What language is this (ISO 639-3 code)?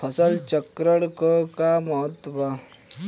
bho